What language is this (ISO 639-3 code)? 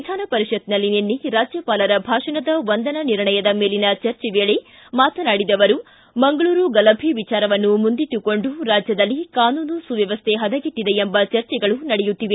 kan